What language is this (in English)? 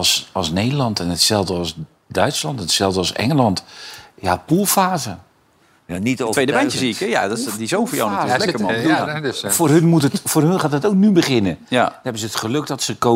Dutch